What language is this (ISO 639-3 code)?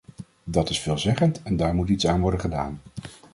nld